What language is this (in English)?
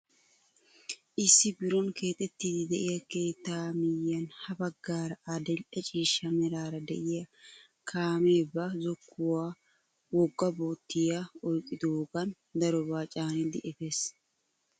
Wolaytta